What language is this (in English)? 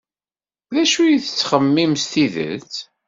Kabyle